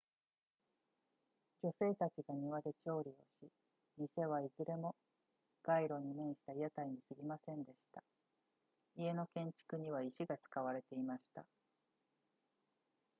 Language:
Japanese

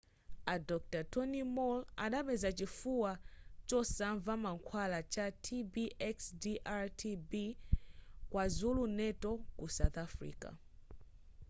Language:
Nyanja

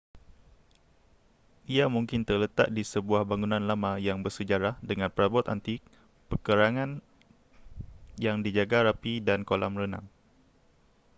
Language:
Malay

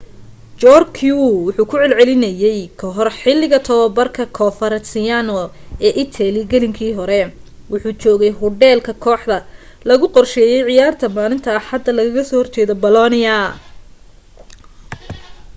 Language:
Somali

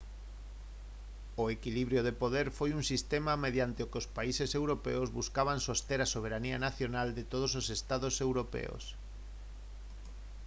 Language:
Galician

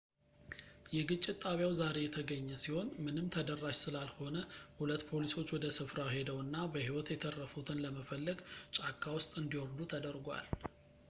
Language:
Amharic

